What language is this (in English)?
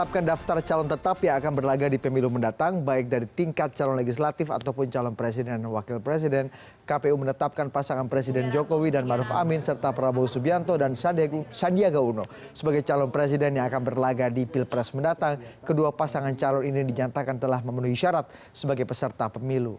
Indonesian